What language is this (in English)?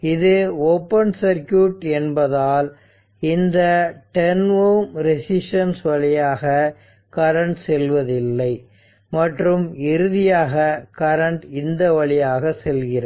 Tamil